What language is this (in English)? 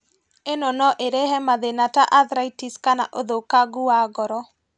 Kikuyu